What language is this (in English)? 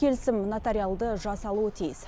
Kazakh